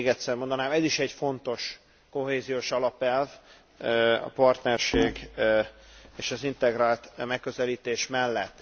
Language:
Hungarian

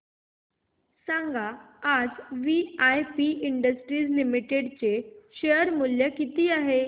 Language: Marathi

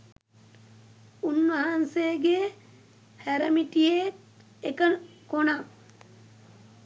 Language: Sinhala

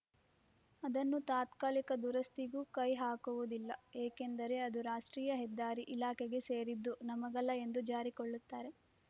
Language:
Kannada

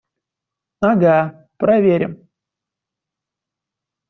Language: Russian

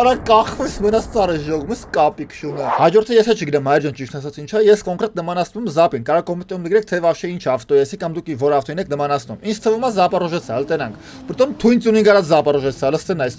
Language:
Turkish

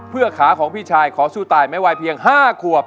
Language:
Thai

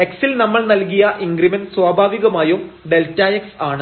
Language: Malayalam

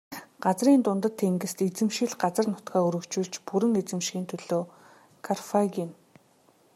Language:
Mongolian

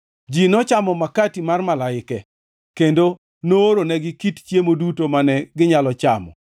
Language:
Luo (Kenya and Tanzania)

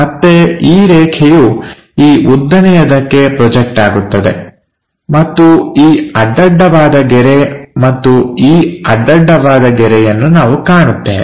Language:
Kannada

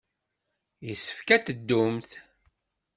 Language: Kabyle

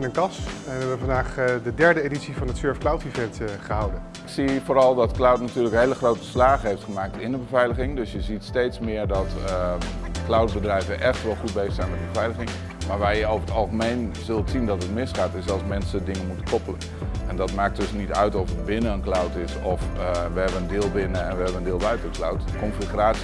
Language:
Dutch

